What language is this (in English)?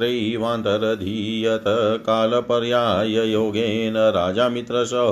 Hindi